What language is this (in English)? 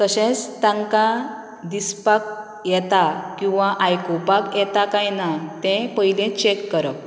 Konkani